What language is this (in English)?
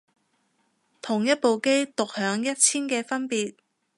Cantonese